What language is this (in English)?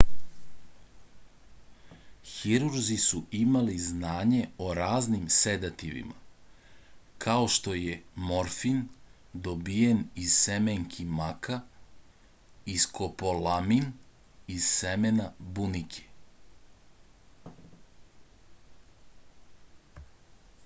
Serbian